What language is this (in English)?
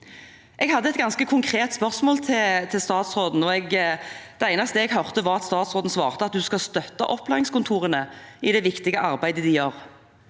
Norwegian